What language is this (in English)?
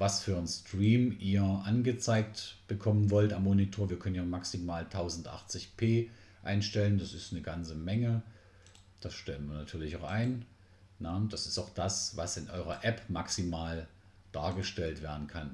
German